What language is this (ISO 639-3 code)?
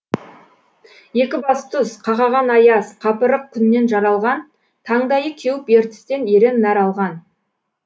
kaz